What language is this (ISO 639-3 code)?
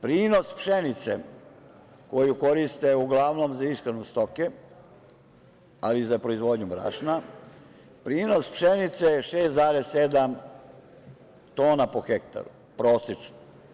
srp